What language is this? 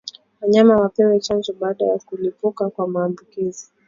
Swahili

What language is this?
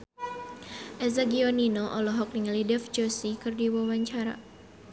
Sundanese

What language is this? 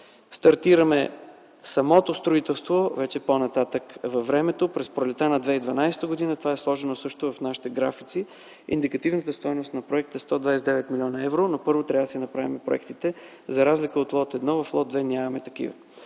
Bulgarian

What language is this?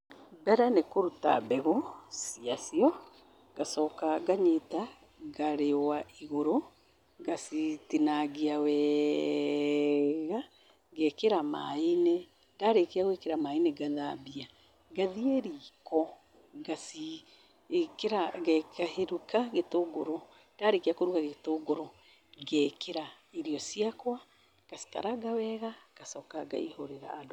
Kikuyu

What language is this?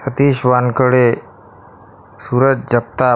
Marathi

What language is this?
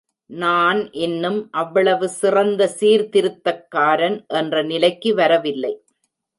Tamil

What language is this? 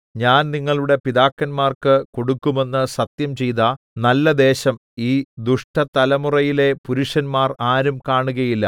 Malayalam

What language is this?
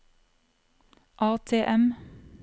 Norwegian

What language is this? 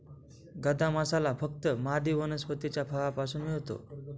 Marathi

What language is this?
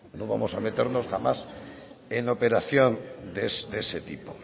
Spanish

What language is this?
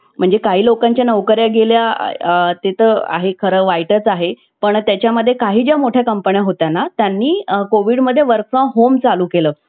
Marathi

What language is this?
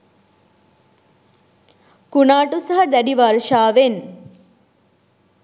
Sinhala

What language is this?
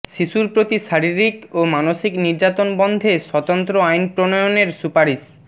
Bangla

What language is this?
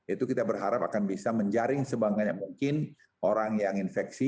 Indonesian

